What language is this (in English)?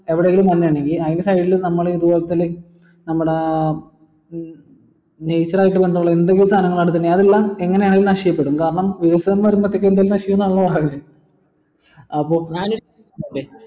Malayalam